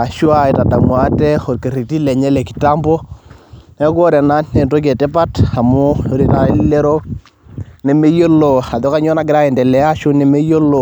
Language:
Masai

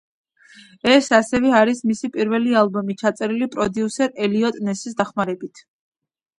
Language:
Georgian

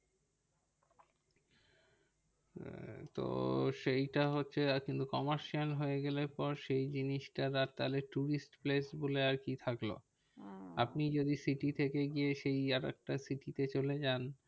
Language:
Bangla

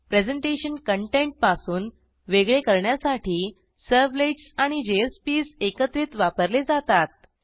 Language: Marathi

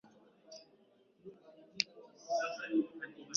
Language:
Swahili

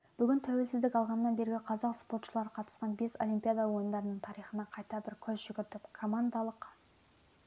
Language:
Kazakh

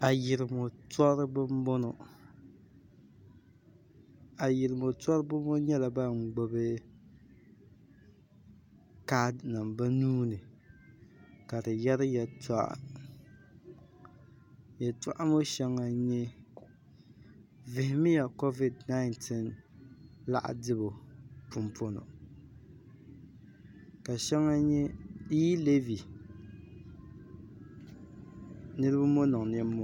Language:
Dagbani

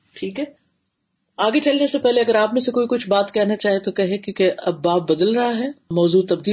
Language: Urdu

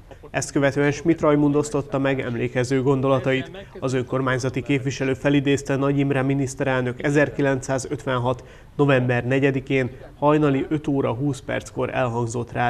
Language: Hungarian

